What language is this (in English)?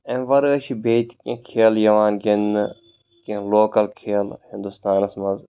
Kashmiri